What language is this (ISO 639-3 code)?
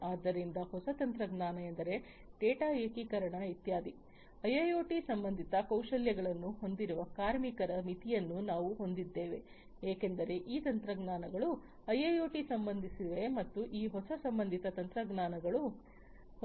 kan